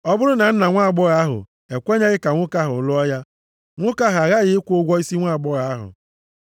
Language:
Igbo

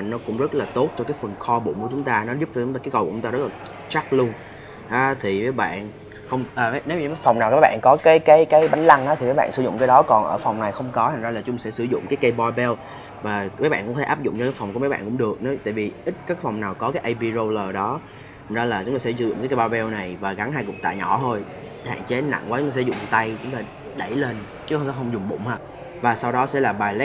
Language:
Vietnamese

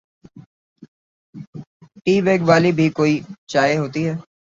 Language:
Urdu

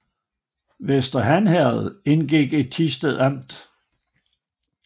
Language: Danish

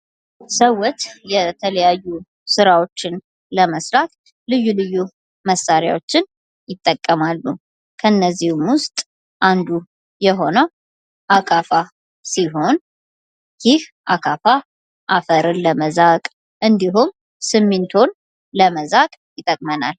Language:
Amharic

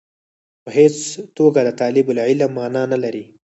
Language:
Pashto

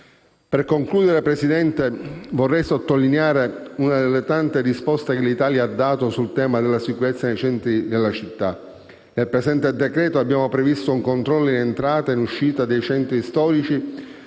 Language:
Italian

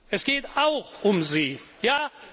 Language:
German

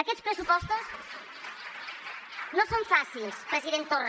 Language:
Catalan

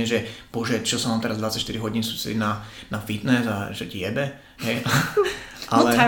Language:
Slovak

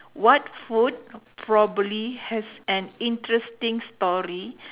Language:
English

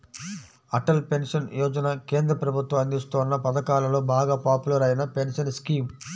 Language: Telugu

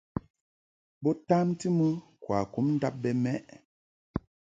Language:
Mungaka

